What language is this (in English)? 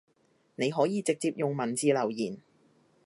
Cantonese